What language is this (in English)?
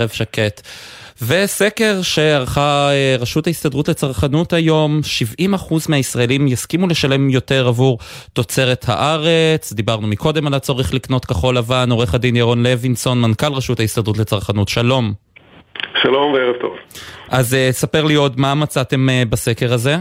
Hebrew